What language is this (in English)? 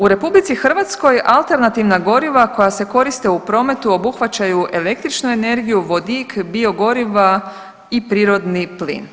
Croatian